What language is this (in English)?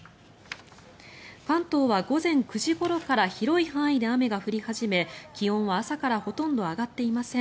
Japanese